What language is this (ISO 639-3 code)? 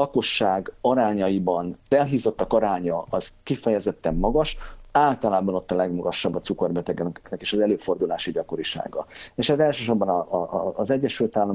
hun